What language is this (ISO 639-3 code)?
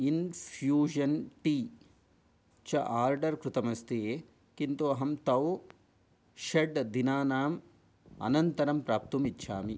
san